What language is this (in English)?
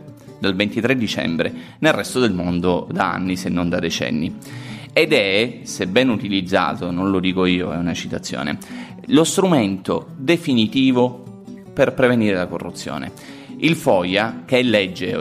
Italian